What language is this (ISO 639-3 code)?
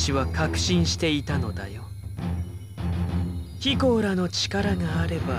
jpn